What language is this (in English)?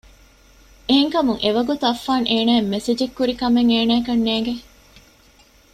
Divehi